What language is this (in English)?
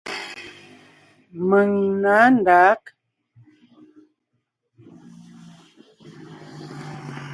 Ngiemboon